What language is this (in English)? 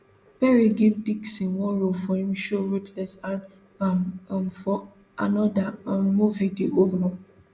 Nigerian Pidgin